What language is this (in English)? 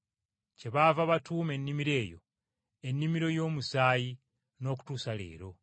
Ganda